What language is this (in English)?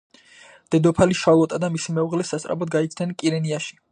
Georgian